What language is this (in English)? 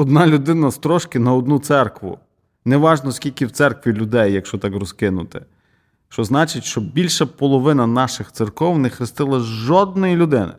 Ukrainian